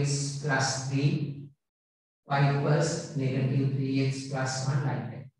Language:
Indonesian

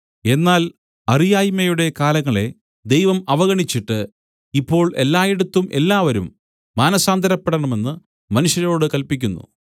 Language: Malayalam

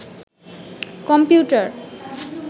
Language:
Bangla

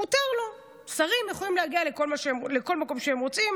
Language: Hebrew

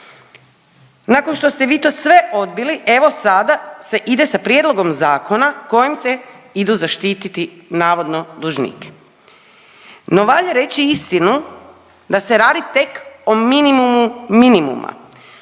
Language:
Croatian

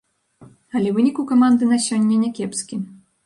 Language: Belarusian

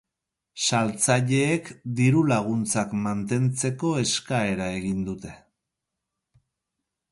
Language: Basque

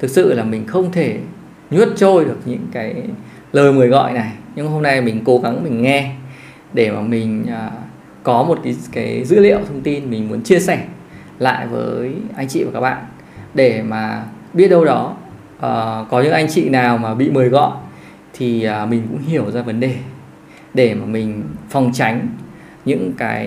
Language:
Vietnamese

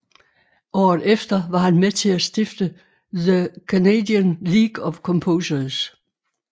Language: Danish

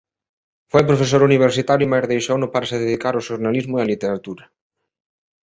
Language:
Galician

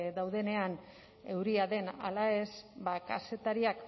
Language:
Basque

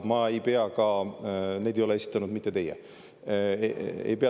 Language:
Estonian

